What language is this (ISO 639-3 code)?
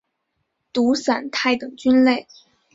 zho